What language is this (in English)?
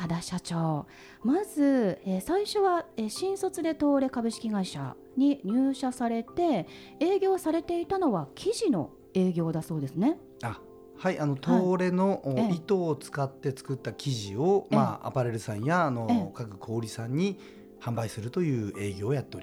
Japanese